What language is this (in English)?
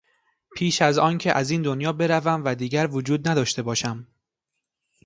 Persian